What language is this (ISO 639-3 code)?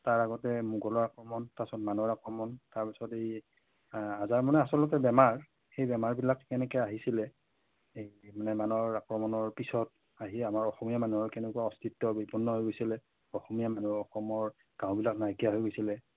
asm